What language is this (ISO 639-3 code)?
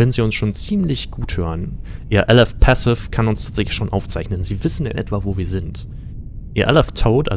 deu